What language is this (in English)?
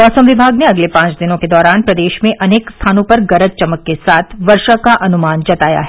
Hindi